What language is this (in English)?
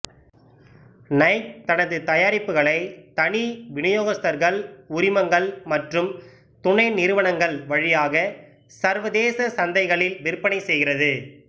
Tamil